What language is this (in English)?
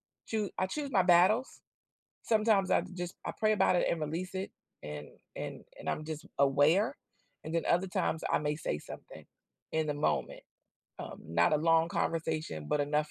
English